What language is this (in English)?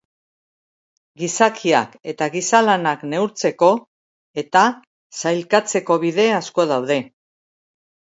Basque